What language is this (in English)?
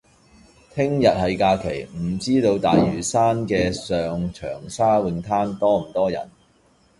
Cantonese